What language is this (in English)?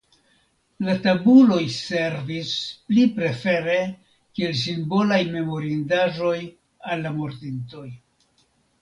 Esperanto